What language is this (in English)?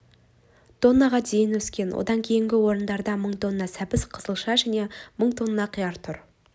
Kazakh